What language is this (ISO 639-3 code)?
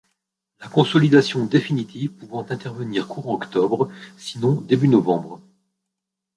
fra